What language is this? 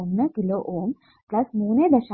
Malayalam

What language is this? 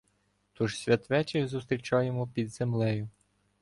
Ukrainian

